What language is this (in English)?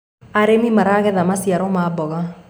Kikuyu